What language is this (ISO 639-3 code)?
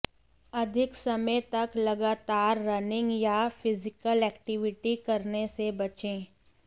hin